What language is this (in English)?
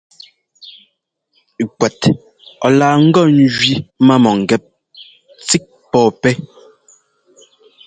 Ngomba